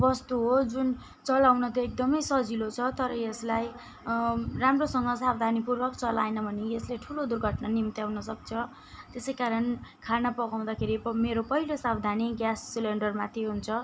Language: Nepali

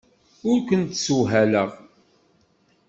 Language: Kabyle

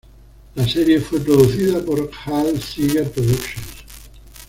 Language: Spanish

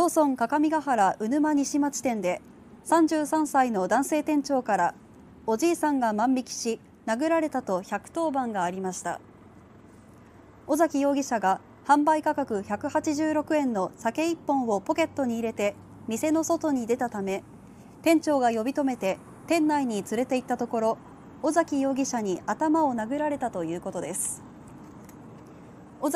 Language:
Japanese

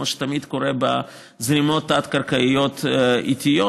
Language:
Hebrew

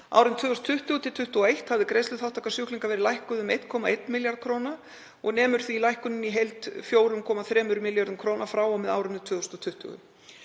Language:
Icelandic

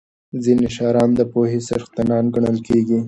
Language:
Pashto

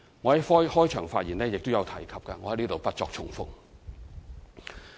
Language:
Cantonese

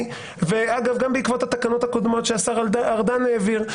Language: Hebrew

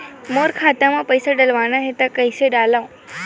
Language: Chhattisgarhi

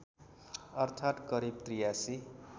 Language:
Nepali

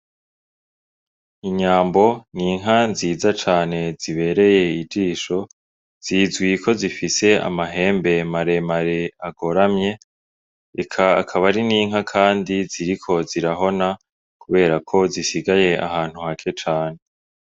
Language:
Rundi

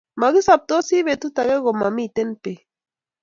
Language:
Kalenjin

